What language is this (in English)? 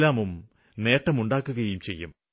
Malayalam